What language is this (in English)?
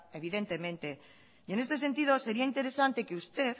Spanish